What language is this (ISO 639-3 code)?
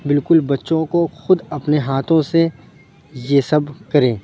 urd